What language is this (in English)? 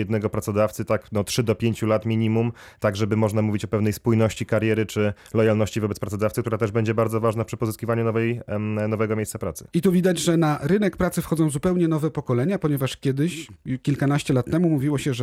Polish